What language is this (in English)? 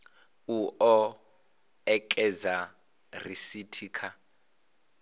Venda